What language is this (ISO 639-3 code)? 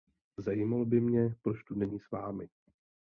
ces